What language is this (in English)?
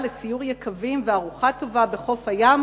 Hebrew